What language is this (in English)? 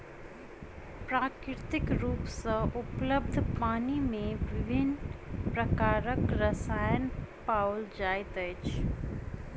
Maithili